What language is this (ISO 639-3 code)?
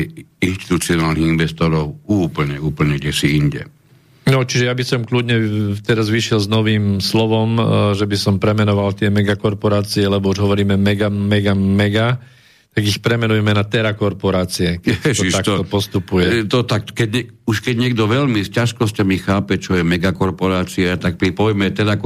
slk